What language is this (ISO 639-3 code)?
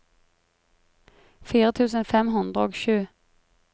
nor